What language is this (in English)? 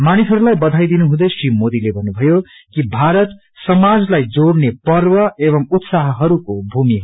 Nepali